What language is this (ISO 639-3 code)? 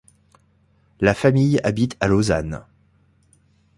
fra